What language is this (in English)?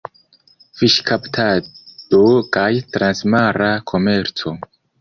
Esperanto